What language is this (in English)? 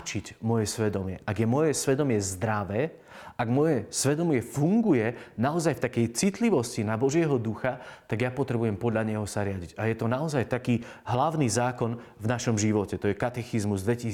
Slovak